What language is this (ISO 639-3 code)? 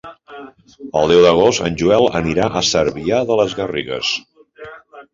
cat